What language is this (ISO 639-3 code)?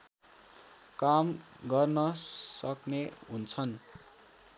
nep